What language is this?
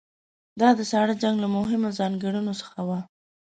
Pashto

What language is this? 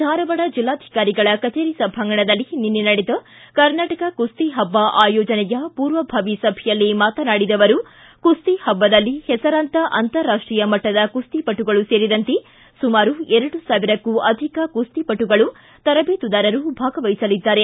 Kannada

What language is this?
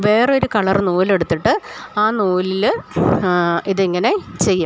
Malayalam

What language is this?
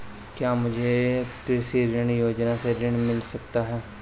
Hindi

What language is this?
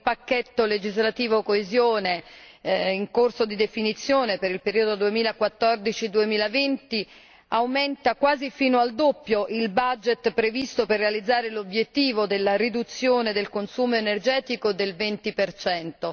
Italian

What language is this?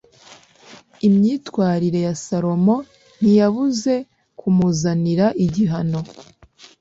Kinyarwanda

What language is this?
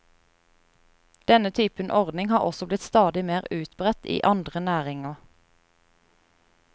Norwegian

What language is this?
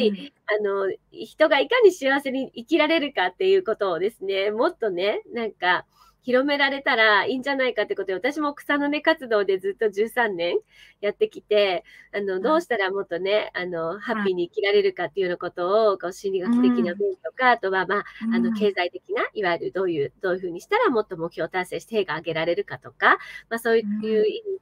Japanese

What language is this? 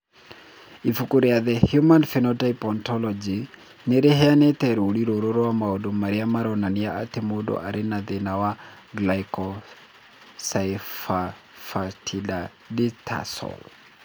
Kikuyu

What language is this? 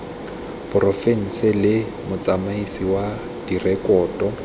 Tswana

